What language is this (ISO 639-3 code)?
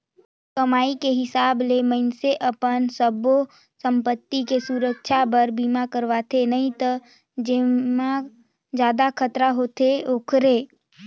hne